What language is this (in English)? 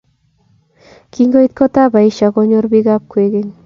Kalenjin